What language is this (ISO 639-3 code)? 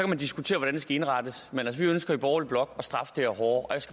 dan